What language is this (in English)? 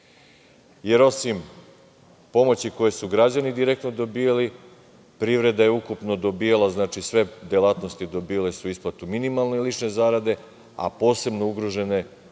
Serbian